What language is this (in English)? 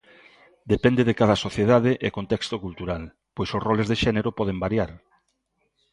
Galician